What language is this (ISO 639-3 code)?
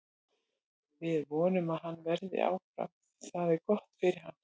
isl